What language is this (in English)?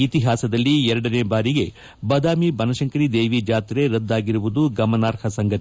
Kannada